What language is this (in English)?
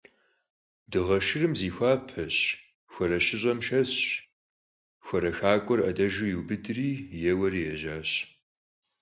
Kabardian